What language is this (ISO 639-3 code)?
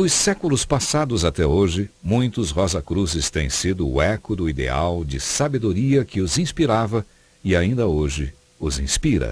por